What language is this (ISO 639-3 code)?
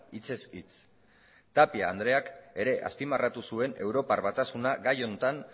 eus